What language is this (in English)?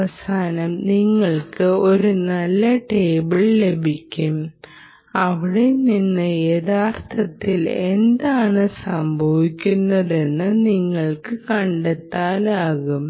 Malayalam